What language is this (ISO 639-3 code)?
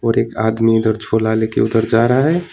hin